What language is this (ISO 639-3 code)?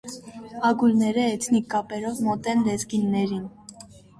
hye